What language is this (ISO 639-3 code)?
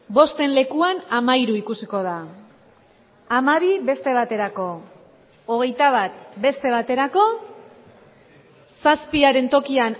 eus